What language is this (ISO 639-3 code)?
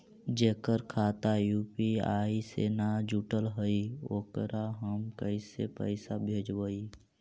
mag